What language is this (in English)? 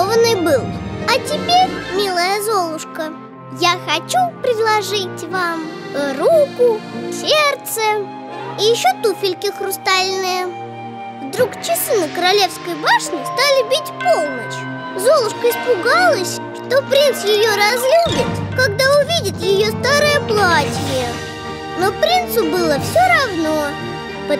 Russian